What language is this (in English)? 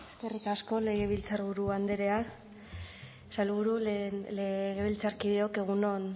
Basque